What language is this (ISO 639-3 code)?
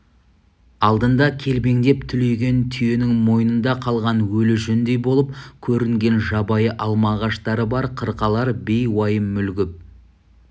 kaz